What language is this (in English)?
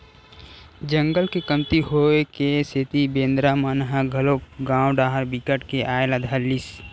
Chhattisgarhi